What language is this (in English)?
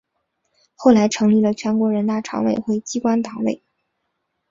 Chinese